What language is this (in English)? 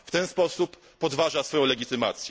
Polish